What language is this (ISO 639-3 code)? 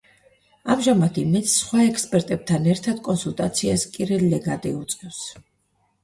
kat